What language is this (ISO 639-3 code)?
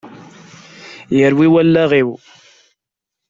kab